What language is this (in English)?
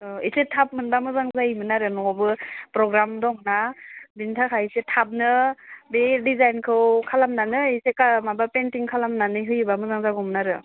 Bodo